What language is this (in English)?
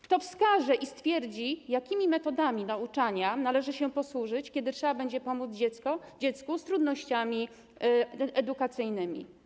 Polish